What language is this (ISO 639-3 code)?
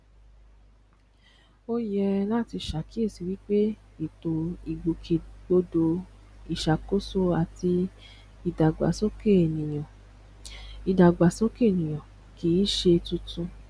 yor